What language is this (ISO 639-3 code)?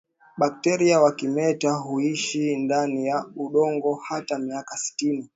swa